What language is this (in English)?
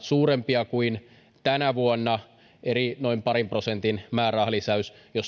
Finnish